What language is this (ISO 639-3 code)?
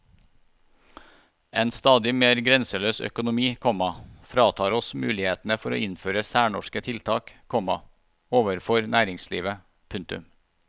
nor